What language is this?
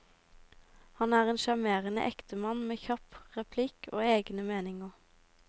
Norwegian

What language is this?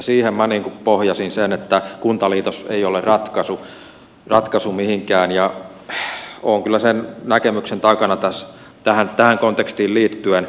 Finnish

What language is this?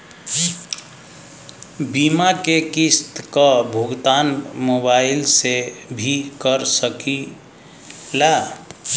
Bhojpuri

